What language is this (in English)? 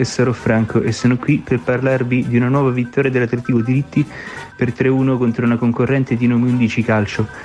Italian